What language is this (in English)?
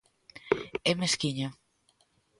Galician